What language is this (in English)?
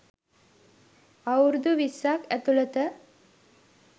Sinhala